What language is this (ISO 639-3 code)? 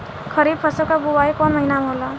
bho